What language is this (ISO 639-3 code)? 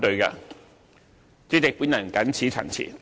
yue